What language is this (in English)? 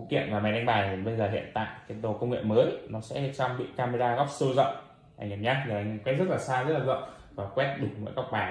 Vietnamese